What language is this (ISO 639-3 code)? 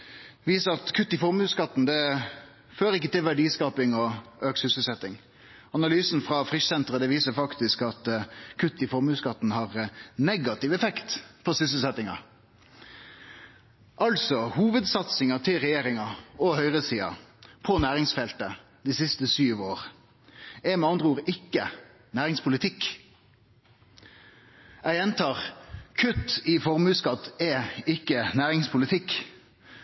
nno